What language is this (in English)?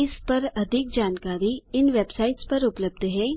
Hindi